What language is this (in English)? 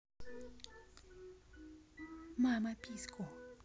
Russian